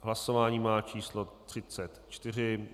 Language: Czech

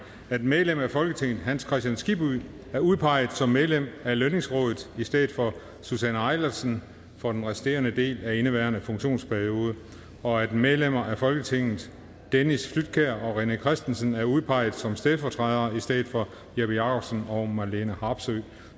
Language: Danish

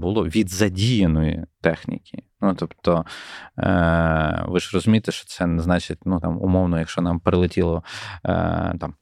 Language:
Ukrainian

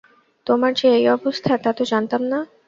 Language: Bangla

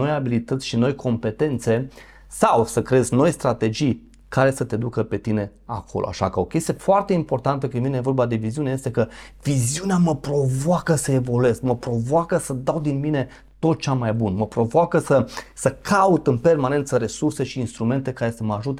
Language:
Romanian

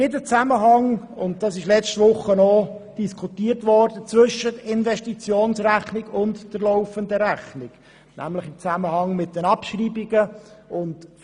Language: Swiss German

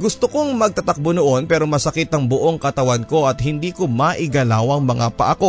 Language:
Filipino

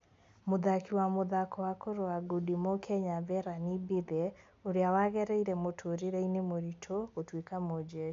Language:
Kikuyu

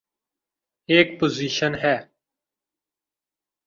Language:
Urdu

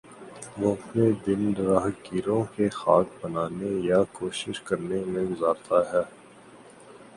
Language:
Urdu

